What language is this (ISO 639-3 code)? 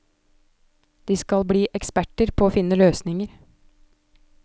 nor